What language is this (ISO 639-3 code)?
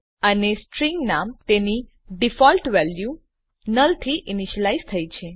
guj